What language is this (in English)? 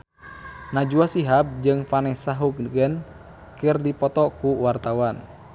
Sundanese